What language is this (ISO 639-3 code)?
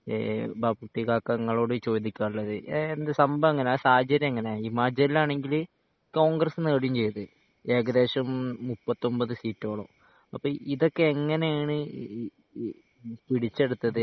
mal